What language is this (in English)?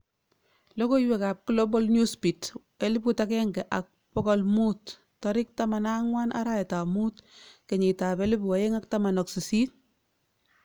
Kalenjin